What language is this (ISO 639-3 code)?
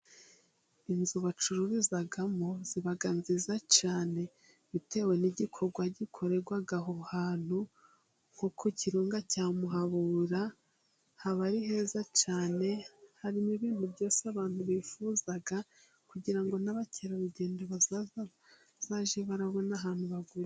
kin